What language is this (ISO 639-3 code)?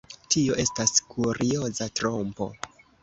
epo